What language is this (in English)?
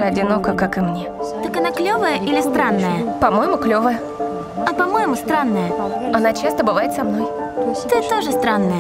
Russian